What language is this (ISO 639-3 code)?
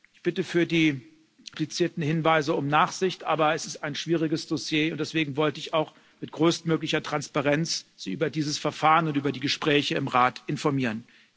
deu